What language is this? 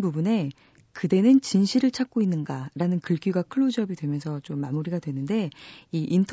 Korean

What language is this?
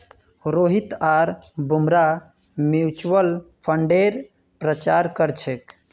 Magahi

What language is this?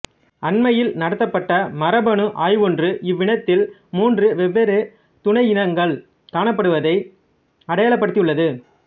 Tamil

